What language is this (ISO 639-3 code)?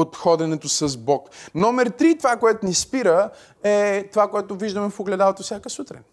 bul